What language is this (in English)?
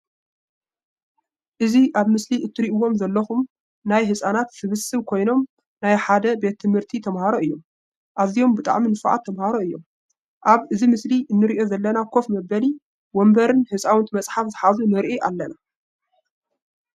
Tigrinya